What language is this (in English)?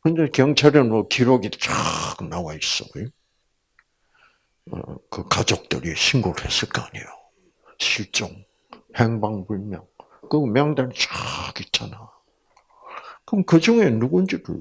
Korean